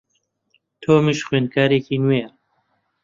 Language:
Central Kurdish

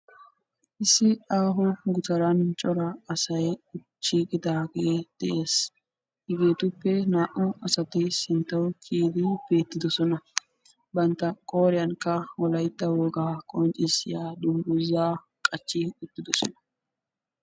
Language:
Wolaytta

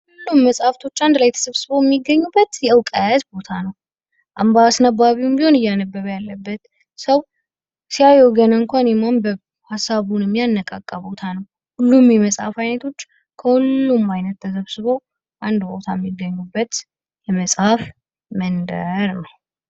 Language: Amharic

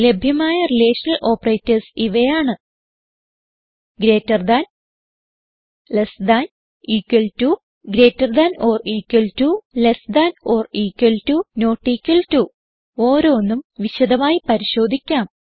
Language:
Malayalam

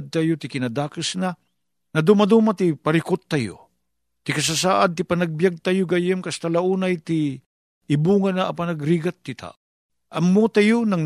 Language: Filipino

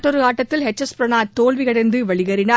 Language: Tamil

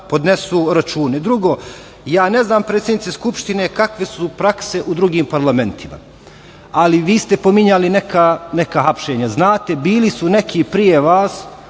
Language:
Serbian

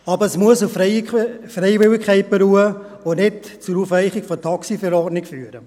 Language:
Swiss German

